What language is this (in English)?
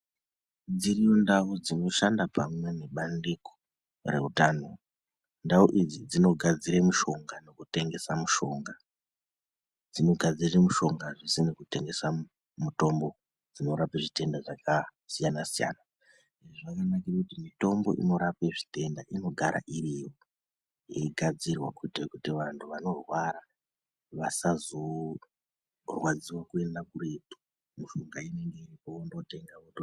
Ndau